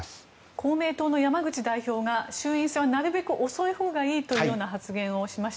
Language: Japanese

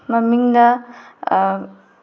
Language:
Manipuri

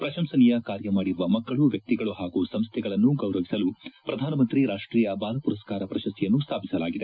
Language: Kannada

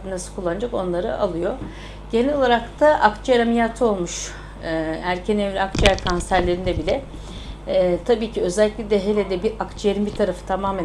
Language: Turkish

